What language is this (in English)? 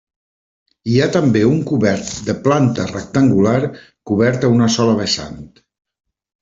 Catalan